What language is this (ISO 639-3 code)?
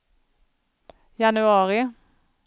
swe